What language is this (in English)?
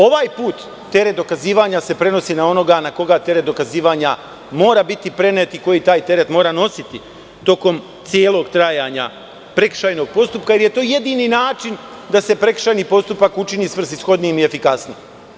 Serbian